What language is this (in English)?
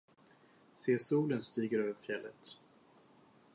Swedish